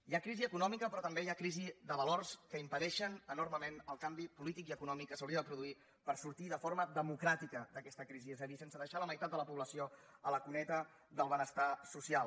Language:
Catalan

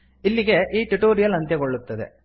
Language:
Kannada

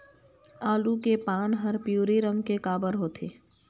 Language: Chhattisgarhi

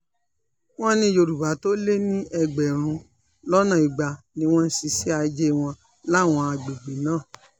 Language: Yoruba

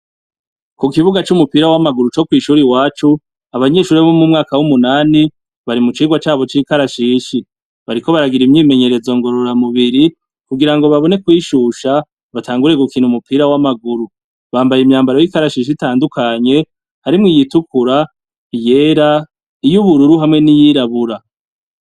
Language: Rundi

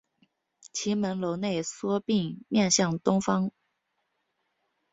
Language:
Chinese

